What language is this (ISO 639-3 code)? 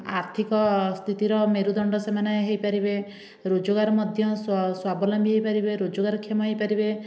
ori